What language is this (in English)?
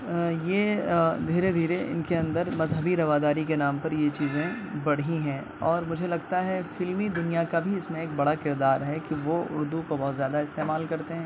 Urdu